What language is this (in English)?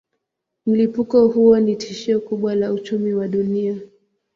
Swahili